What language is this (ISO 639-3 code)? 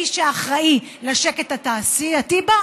heb